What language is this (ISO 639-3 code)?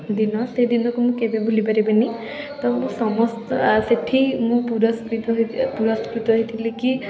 ori